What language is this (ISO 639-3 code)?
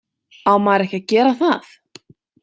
isl